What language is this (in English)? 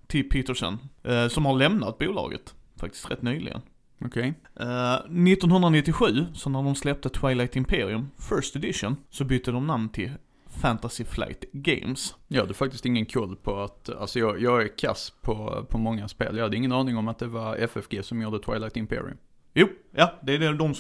Swedish